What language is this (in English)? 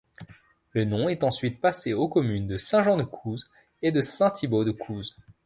French